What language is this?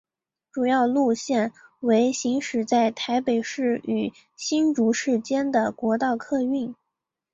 Chinese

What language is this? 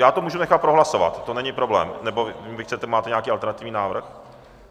Czech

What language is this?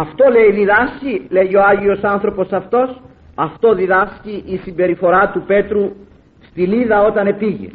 Greek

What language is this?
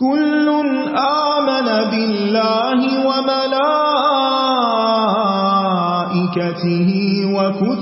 Urdu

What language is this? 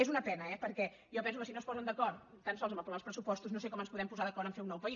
Catalan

